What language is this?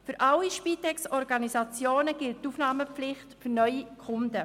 Swiss German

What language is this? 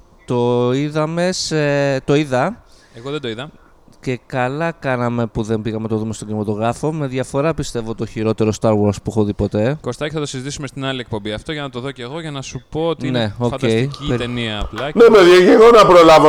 Greek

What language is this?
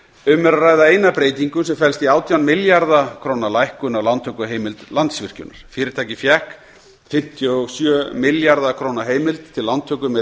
Icelandic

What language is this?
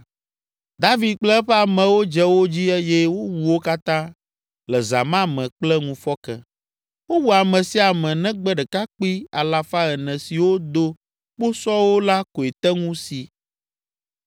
Ewe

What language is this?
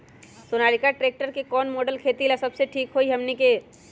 Magahi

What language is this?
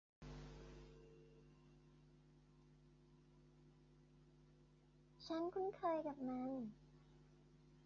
Thai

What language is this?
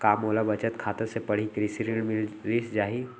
Chhattisgarhi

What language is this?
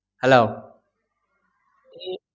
Malayalam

